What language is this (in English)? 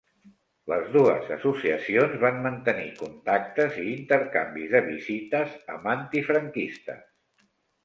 Catalan